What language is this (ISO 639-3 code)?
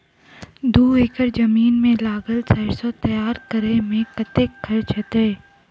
mai